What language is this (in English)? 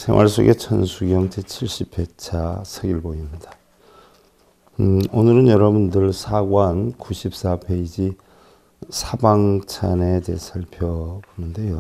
Korean